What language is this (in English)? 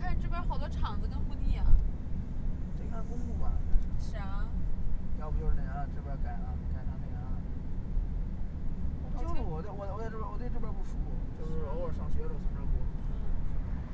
Chinese